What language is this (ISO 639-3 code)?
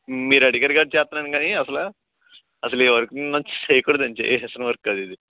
tel